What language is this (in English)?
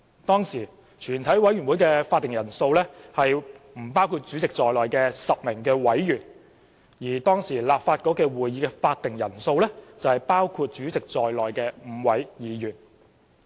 Cantonese